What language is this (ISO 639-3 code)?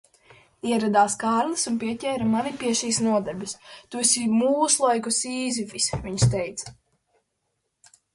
lav